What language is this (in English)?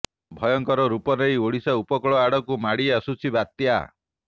Odia